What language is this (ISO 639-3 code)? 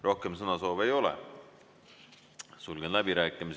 est